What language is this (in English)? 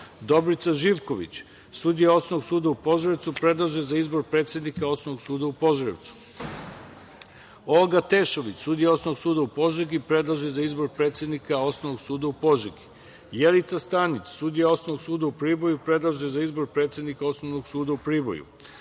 Serbian